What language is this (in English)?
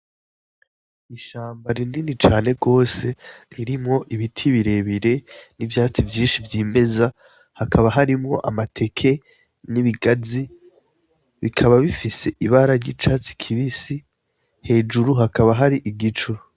Rundi